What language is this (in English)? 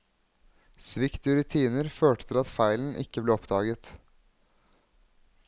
Norwegian